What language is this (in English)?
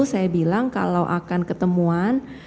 Indonesian